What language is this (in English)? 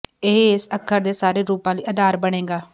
Punjabi